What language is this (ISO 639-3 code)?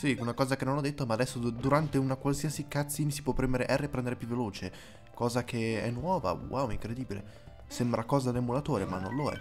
ita